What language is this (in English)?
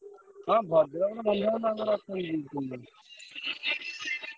Odia